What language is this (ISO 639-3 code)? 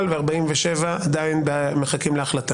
heb